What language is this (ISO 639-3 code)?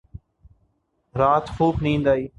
urd